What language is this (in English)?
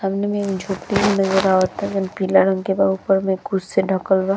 Bhojpuri